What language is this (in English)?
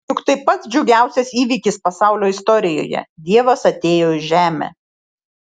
Lithuanian